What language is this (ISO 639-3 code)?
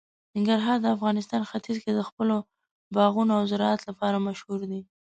pus